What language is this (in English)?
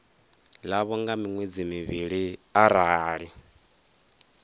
Venda